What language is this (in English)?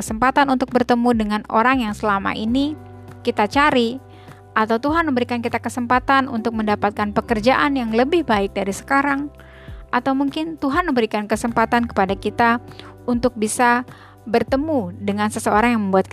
Indonesian